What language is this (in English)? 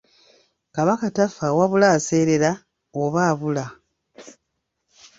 Ganda